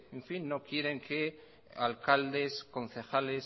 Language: Spanish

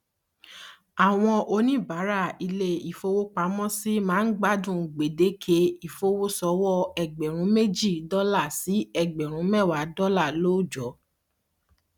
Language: Yoruba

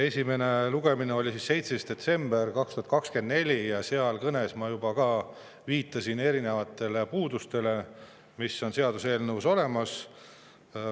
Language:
Estonian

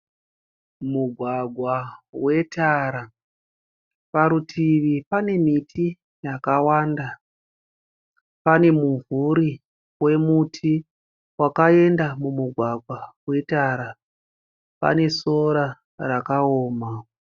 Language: Shona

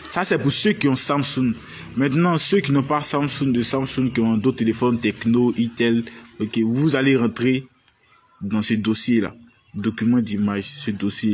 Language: French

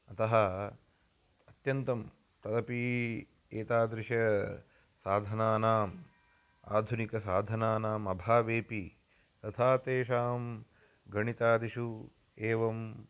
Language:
Sanskrit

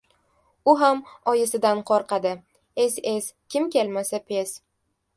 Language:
Uzbek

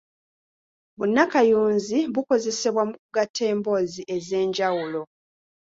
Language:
Ganda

